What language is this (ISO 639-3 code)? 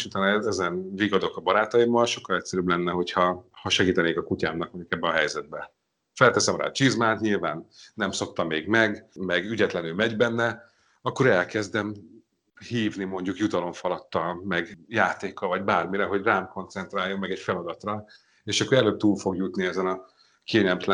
hun